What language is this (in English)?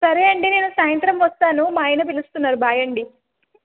Telugu